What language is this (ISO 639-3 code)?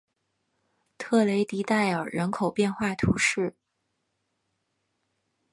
zho